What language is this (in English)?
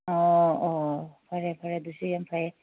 Manipuri